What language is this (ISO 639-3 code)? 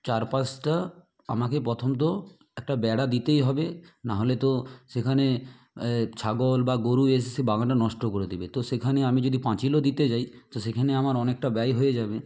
ben